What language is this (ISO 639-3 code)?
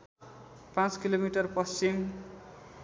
nep